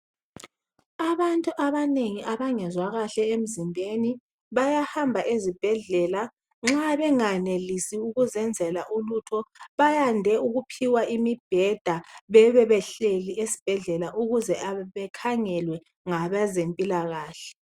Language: North Ndebele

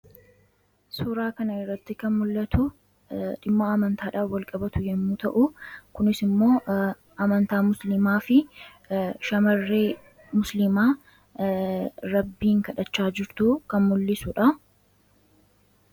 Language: Oromo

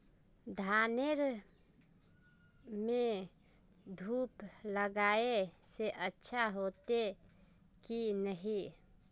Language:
Magahi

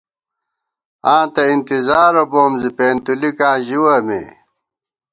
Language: Gawar-Bati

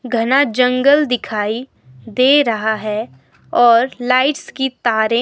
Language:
Hindi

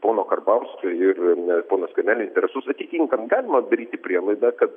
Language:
Lithuanian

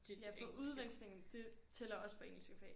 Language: Danish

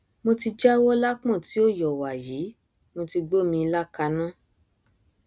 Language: Yoruba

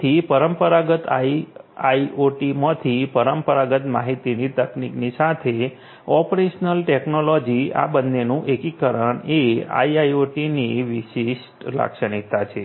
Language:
Gujarati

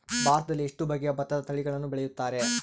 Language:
Kannada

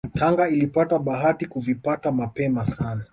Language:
Swahili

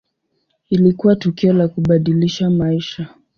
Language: Swahili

